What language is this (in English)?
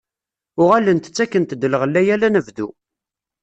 Kabyle